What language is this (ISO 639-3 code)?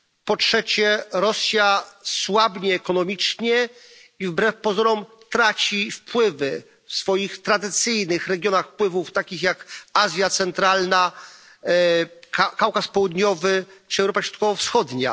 pol